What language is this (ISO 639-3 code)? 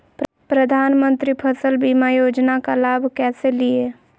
mag